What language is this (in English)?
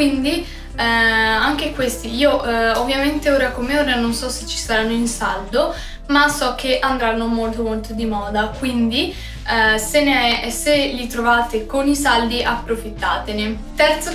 Italian